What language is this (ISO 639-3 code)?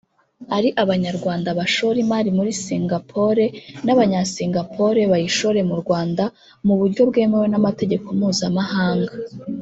kin